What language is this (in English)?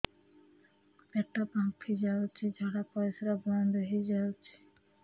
Odia